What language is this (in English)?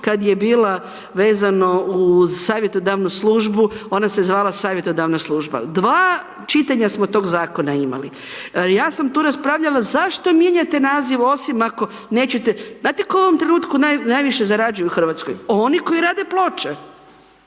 Croatian